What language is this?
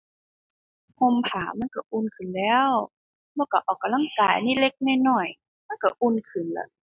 Thai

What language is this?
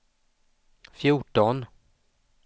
Swedish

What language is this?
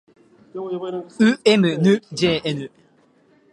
Japanese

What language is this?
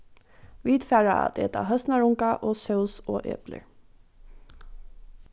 Faroese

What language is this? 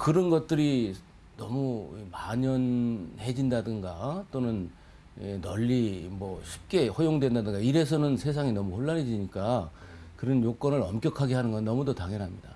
Korean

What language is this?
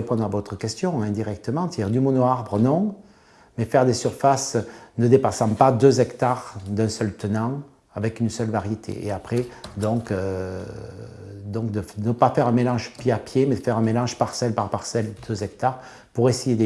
French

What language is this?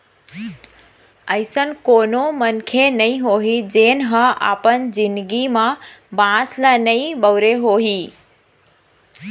Chhattisgarhi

